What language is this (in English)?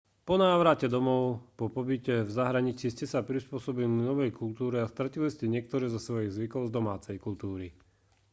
Slovak